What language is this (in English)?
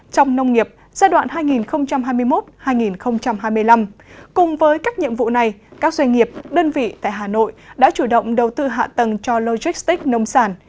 Vietnamese